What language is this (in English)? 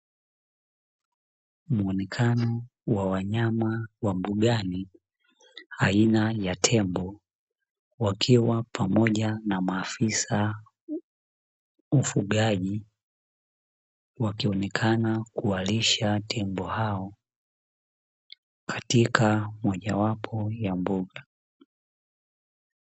Swahili